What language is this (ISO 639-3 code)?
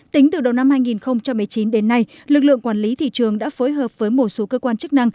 vie